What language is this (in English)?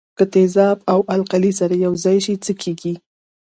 Pashto